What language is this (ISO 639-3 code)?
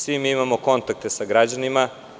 srp